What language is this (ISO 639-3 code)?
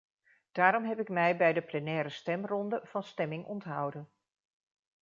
nld